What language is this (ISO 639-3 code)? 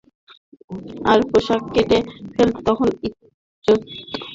ben